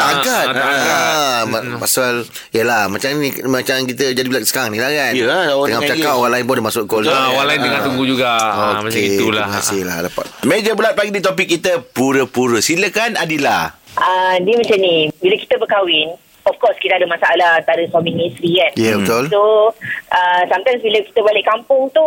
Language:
Malay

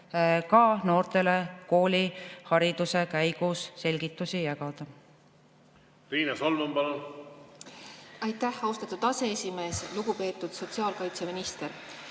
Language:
Estonian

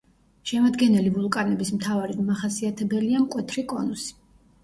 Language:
Georgian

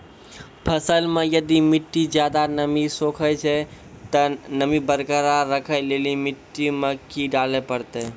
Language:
Maithili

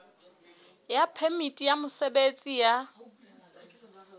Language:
Southern Sotho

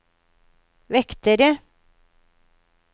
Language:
Norwegian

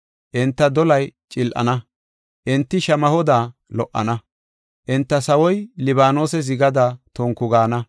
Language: Gofa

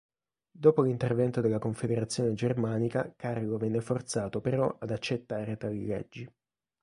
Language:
Italian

